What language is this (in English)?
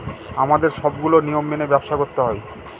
Bangla